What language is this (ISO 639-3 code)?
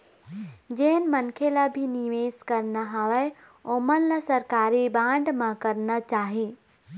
hne